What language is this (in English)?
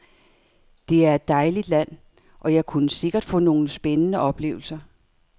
Danish